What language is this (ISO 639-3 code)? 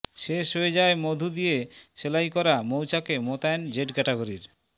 ben